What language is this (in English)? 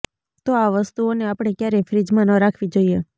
Gujarati